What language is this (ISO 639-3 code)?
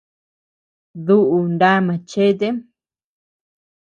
cux